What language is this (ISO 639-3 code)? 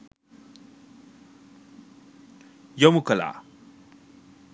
sin